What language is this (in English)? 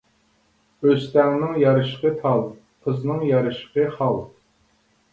Uyghur